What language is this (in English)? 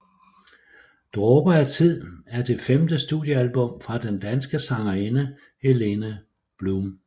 Danish